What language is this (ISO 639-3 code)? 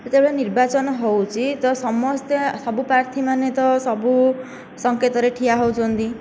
ori